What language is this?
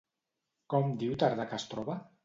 Catalan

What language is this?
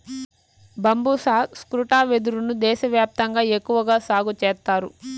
Telugu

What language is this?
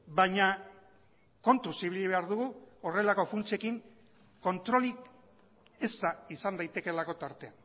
Basque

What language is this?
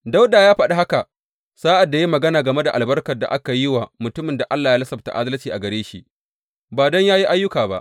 Hausa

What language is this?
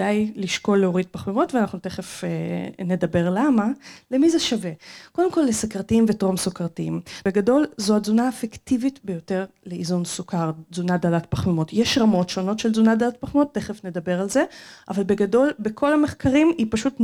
Hebrew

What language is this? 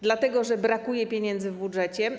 Polish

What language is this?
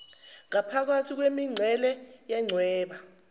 Zulu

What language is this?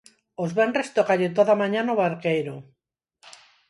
Galician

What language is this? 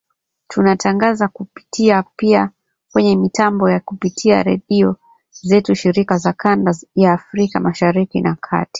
Swahili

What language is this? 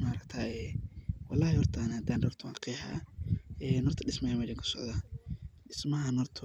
Somali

